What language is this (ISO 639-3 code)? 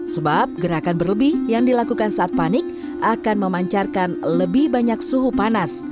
ind